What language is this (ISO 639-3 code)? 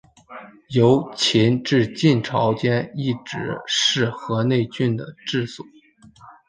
zho